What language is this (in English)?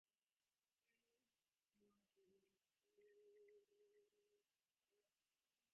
Divehi